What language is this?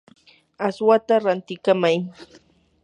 Yanahuanca Pasco Quechua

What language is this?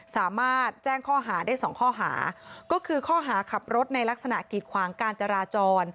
Thai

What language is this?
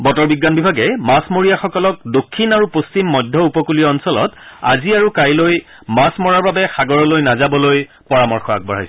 Assamese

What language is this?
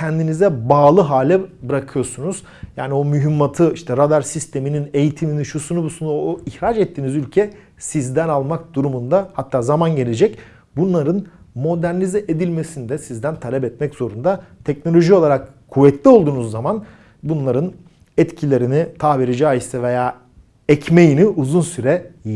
Turkish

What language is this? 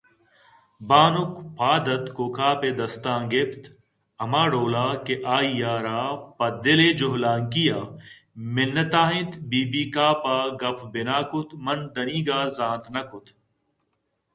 Eastern Balochi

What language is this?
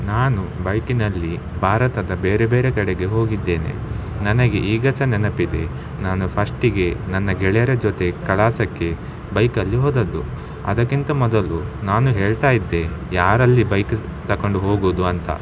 Kannada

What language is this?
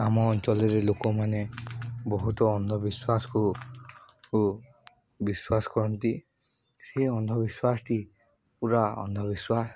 Odia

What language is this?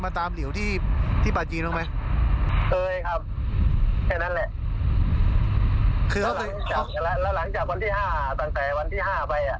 Thai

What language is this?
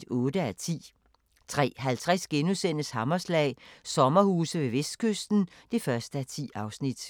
Danish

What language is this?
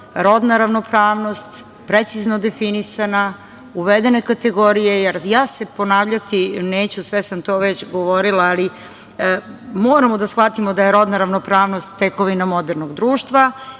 Serbian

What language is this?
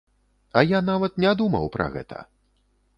Belarusian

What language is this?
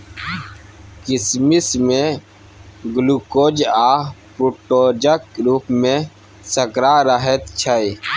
Maithili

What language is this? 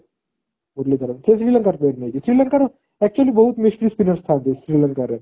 Odia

